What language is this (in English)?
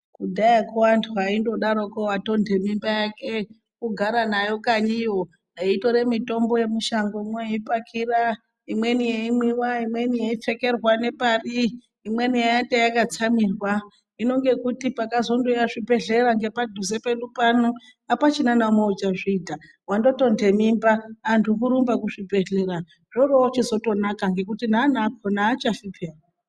Ndau